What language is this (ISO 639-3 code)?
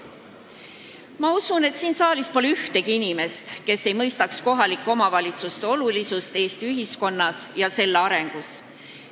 est